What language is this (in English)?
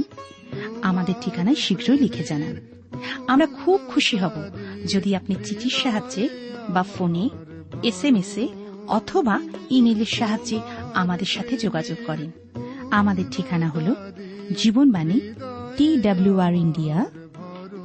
Bangla